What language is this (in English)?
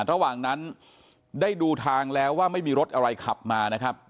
Thai